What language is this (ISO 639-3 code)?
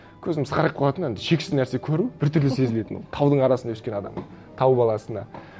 kaz